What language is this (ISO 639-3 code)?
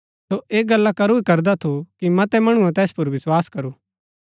gbk